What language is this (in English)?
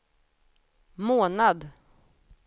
Swedish